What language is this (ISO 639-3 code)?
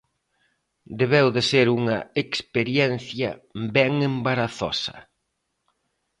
glg